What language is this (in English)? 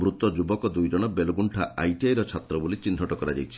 Odia